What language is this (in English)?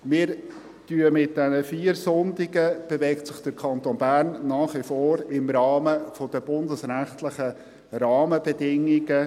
Swiss German